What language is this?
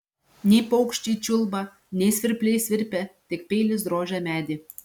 Lithuanian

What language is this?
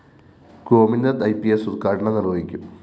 Malayalam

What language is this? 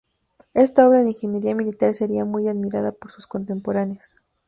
Spanish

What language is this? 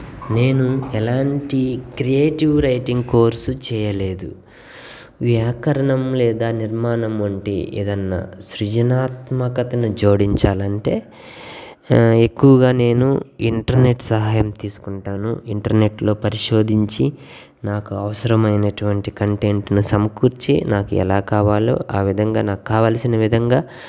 Telugu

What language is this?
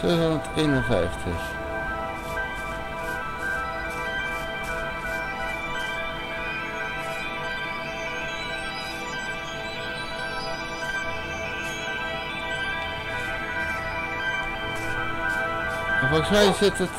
Dutch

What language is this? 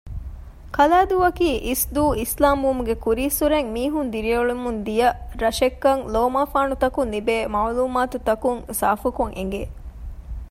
Divehi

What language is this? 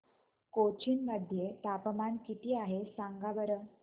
Marathi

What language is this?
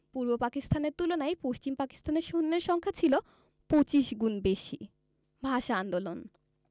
Bangla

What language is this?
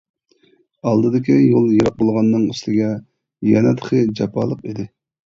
Uyghur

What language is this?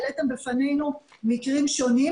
Hebrew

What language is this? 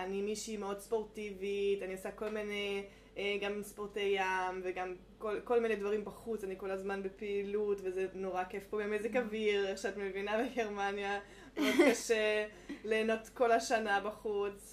Hebrew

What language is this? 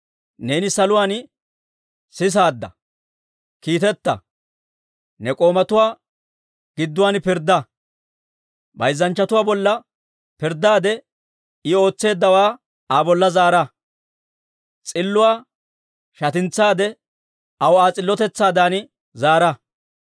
Dawro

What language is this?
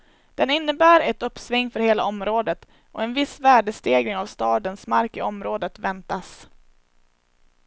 Swedish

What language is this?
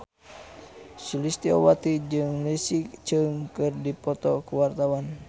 Sundanese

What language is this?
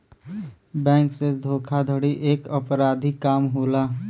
Bhojpuri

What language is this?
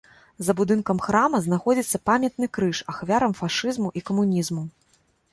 Belarusian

